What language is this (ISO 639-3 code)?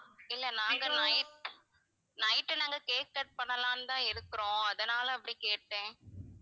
tam